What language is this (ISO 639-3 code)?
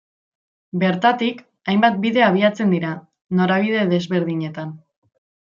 eus